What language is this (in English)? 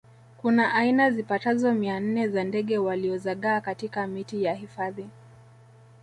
Swahili